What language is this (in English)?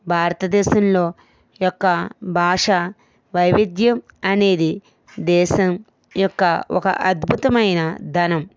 Telugu